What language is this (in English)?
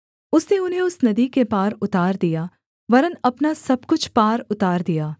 Hindi